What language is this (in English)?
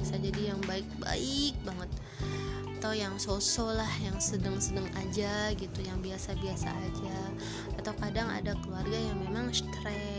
Indonesian